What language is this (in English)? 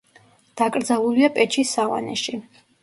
Georgian